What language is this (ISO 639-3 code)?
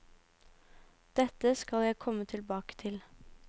nor